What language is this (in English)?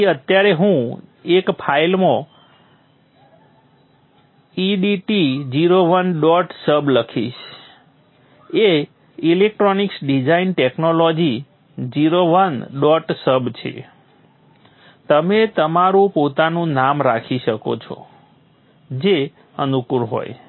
Gujarati